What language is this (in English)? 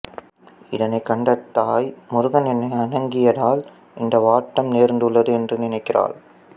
Tamil